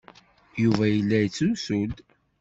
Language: Kabyle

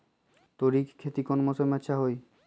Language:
Magahi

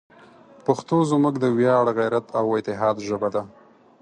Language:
Pashto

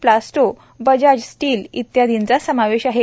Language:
Marathi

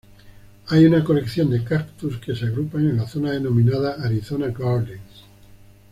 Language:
Spanish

